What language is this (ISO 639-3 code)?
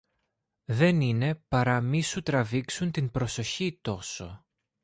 ell